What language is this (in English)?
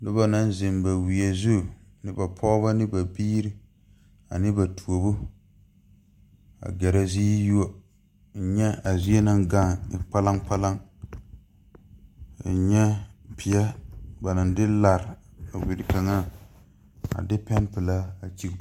Southern Dagaare